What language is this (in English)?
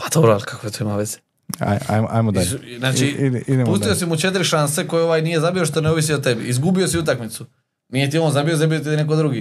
Croatian